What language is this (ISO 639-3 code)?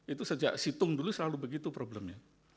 ind